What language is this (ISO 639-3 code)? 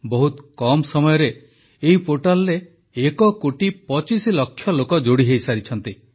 ori